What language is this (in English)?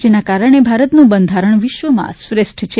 Gujarati